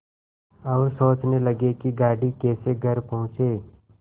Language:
Hindi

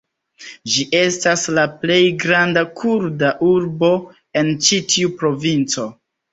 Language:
Esperanto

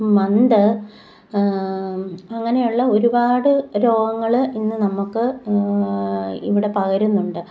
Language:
Malayalam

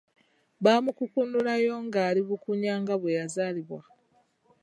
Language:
Ganda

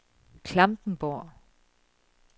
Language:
Danish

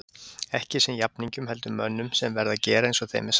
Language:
Icelandic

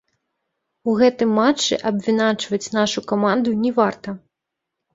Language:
Belarusian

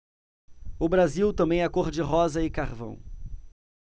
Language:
Portuguese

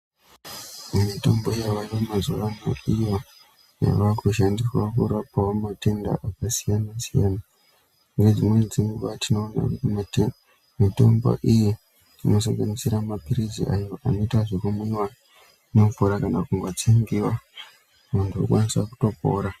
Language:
Ndau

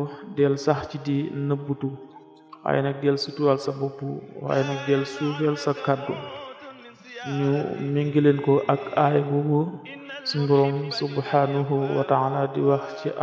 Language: Arabic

